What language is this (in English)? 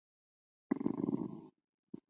Chinese